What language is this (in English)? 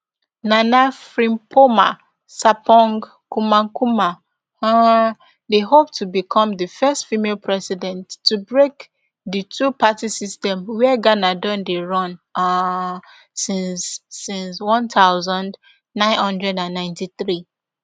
Nigerian Pidgin